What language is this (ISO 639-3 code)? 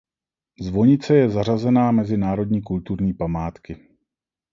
ces